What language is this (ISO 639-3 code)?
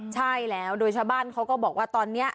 tha